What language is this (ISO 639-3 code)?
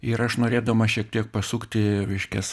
lit